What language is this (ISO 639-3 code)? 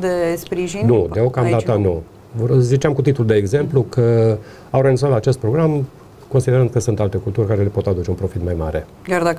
ron